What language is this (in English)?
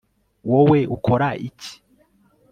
Kinyarwanda